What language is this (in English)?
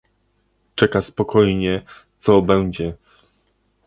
Polish